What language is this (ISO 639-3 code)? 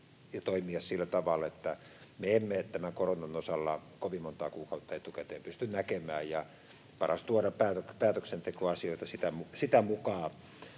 fin